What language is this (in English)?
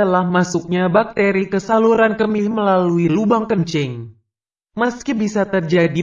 Indonesian